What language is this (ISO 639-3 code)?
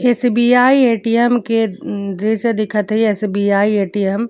bho